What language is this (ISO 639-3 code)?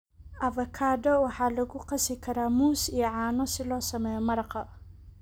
som